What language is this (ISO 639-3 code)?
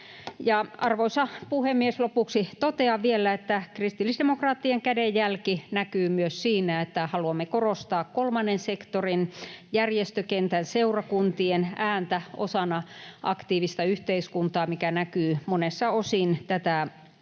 fin